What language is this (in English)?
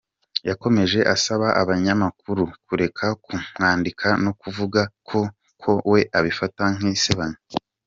Kinyarwanda